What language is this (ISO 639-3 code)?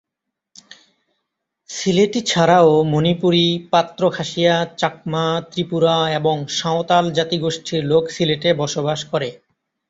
ben